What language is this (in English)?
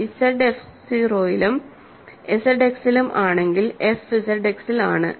Malayalam